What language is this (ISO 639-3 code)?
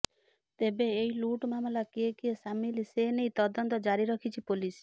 ori